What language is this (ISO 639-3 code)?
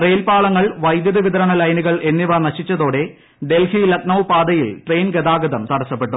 mal